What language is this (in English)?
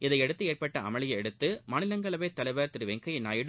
Tamil